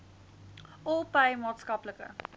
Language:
Afrikaans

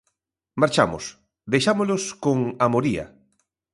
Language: Galician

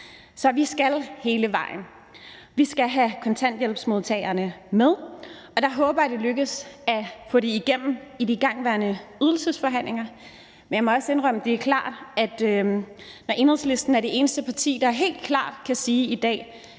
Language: Danish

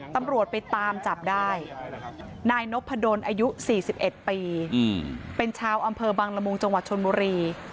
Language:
Thai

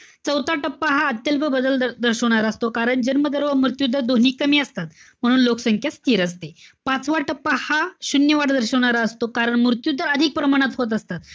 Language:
Marathi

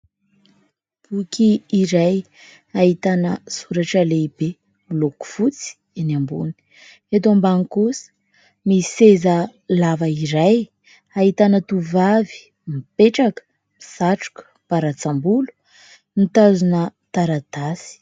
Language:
Malagasy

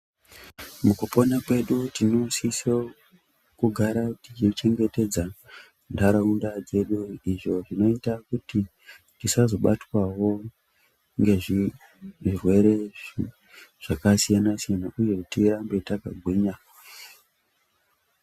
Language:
Ndau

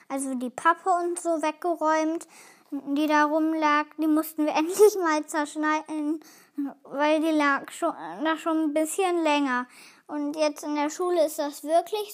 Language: German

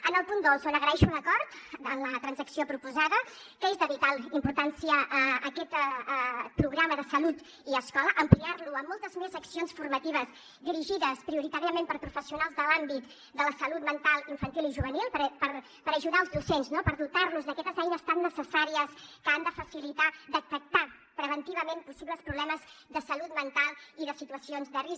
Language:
Catalan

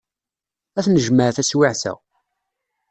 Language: Kabyle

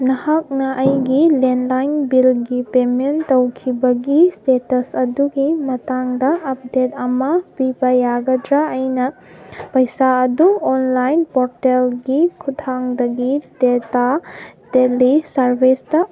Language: Manipuri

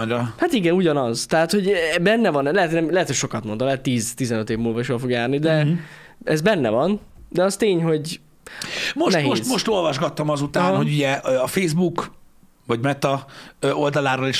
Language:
Hungarian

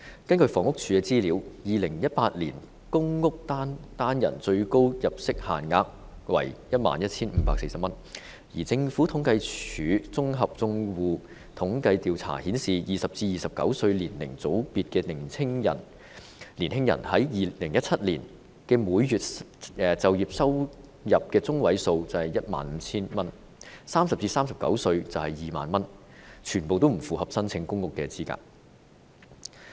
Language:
Cantonese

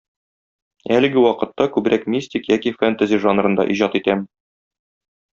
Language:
Tatar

